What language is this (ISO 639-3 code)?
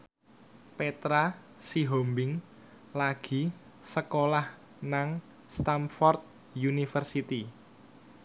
jav